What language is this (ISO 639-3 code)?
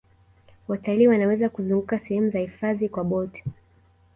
swa